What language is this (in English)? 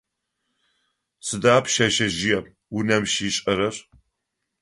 Adyghe